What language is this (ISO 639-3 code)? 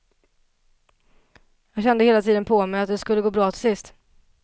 swe